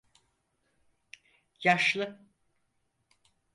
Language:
Turkish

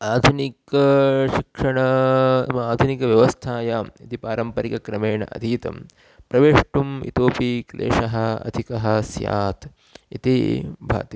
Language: Sanskrit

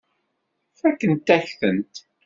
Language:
Kabyle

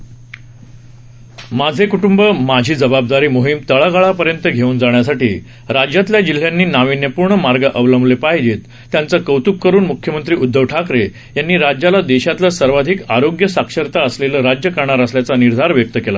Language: Marathi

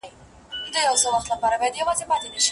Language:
Pashto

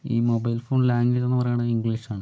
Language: Malayalam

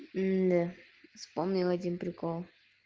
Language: Russian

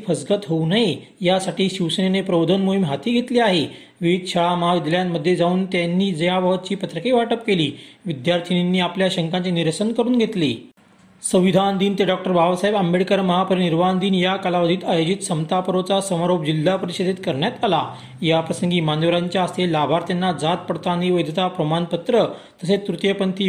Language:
Marathi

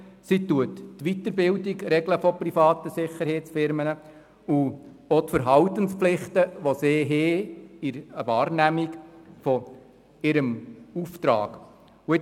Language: Swiss German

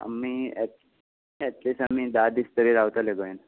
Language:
Konkani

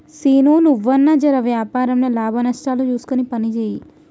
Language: Telugu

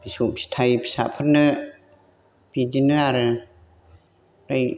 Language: Bodo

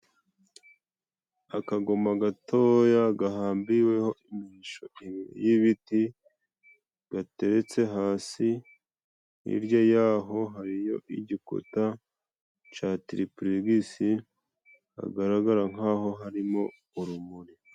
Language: Kinyarwanda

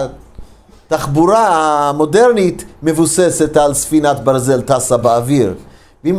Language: Hebrew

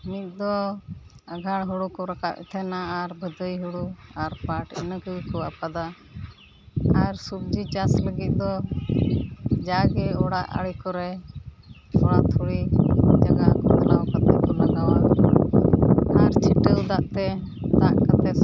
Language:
Santali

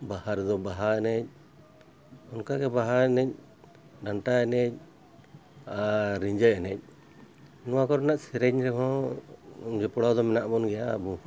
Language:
Santali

